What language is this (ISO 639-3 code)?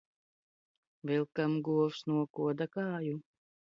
lav